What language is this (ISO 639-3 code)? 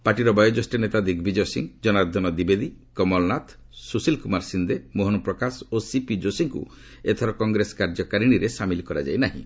ori